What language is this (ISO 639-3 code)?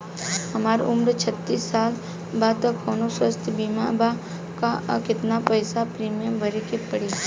bho